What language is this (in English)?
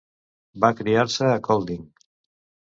Catalan